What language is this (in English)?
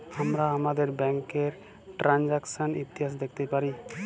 Bangla